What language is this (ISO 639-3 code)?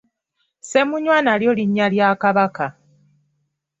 lug